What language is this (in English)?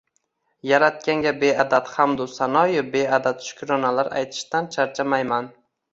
Uzbek